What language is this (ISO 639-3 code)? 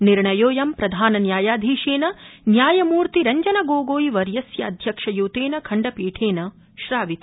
san